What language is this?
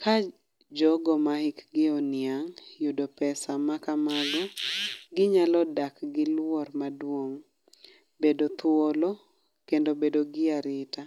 Luo (Kenya and Tanzania)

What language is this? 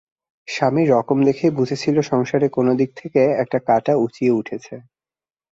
Bangla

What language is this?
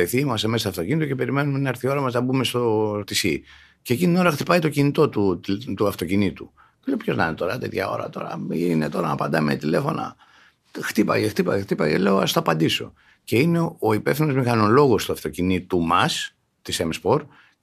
Greek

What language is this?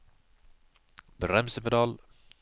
Norwegian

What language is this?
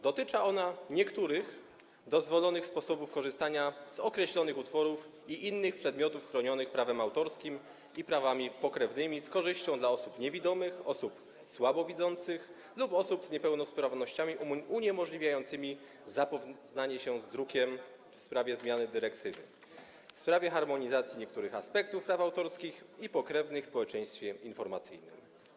Polish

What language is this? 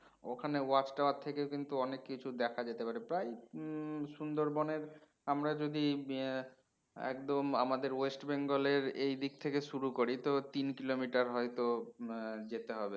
Bangla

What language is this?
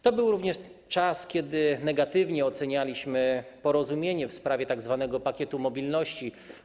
Polish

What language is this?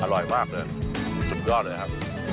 Thai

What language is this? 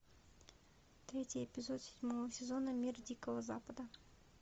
Russian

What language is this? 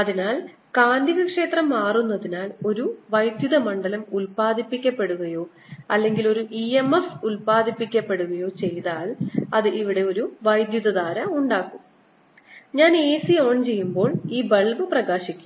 Malayalam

